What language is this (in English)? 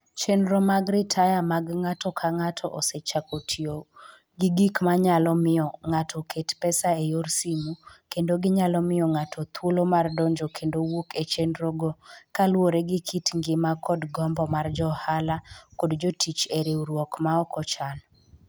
Luo (Kenya and Tanzania)